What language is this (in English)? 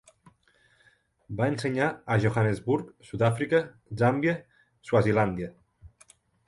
Catalan